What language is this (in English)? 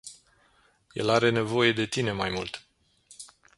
Romanian